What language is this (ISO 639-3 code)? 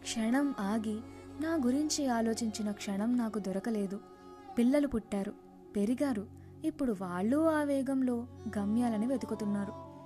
tel